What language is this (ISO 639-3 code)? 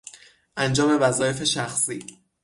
fas